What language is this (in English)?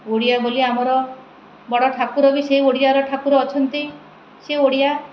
Odia